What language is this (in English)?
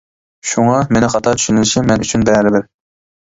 Uyghur